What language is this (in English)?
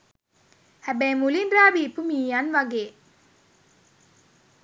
Sinhala